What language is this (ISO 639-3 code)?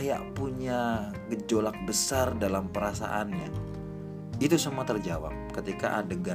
ind